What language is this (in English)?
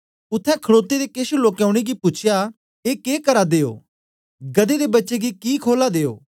Dogri